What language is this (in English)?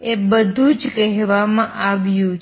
Gujarati